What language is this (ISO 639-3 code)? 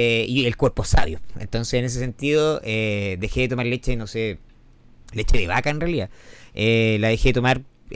spa